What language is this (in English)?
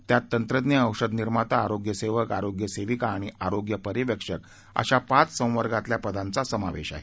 Marathi